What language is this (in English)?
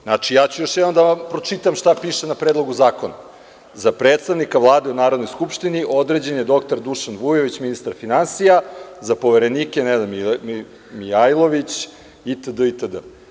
Serbian